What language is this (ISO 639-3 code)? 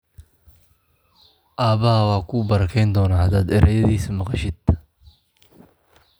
som